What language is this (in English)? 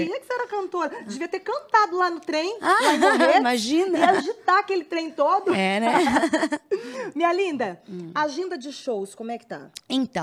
Portuguese